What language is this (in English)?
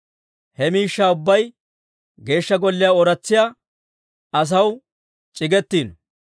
Dawro